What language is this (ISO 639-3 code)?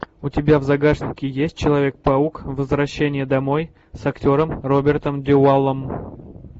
rus